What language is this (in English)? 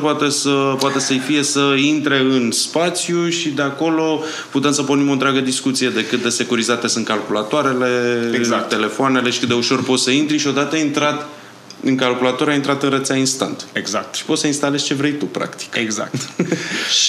Romanian